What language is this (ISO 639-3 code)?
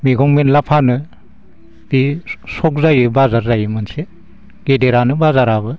brx